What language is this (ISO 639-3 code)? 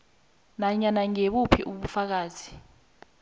nbl